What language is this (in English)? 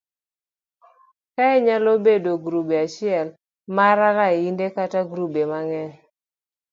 Luo (Kenya and Tanzania)